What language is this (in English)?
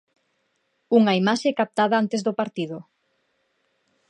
Galician